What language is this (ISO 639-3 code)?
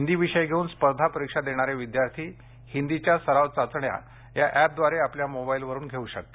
mar